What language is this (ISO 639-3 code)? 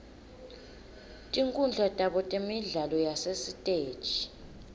ssw